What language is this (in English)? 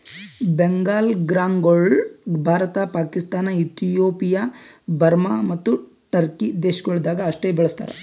Kannada